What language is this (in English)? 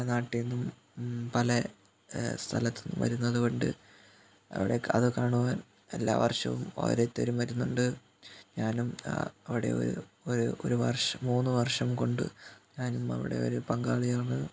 Malayalam